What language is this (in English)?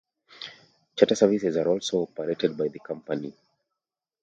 English